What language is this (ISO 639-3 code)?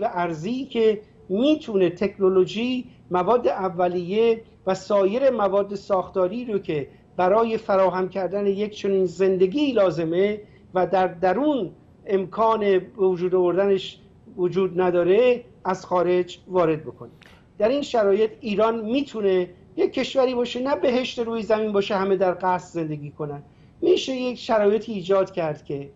fas